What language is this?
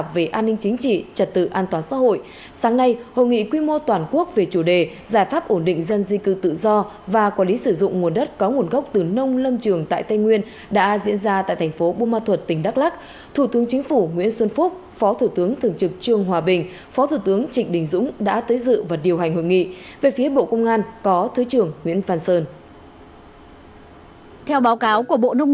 Vietnamese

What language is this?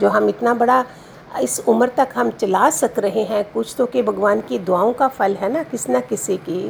Hindi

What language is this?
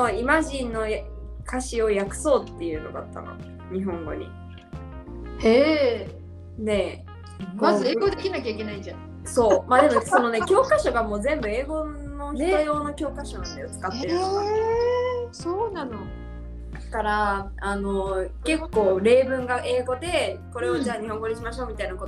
Japanese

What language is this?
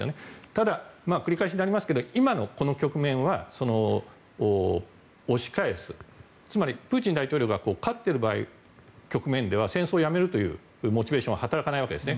Japanese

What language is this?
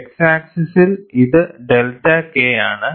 Malayalam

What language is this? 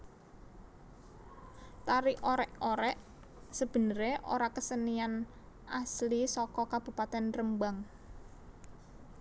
Javanese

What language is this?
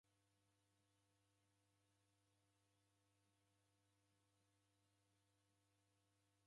Taita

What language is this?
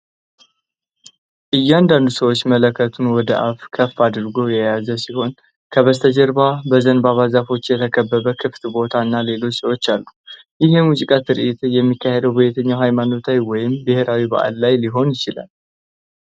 Amharic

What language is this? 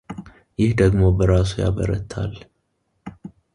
Amharic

